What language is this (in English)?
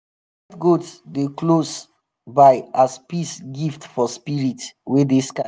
Nigerian Pidgin